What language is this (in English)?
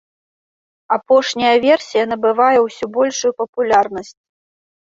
Belarusian